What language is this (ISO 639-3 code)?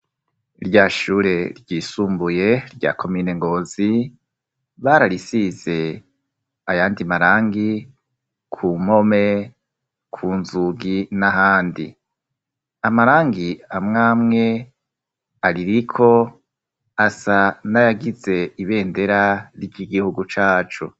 run